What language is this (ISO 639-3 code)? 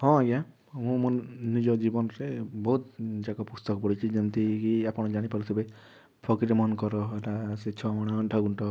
ori